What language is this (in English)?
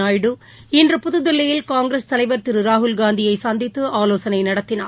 Tamil